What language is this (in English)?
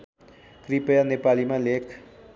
Nepali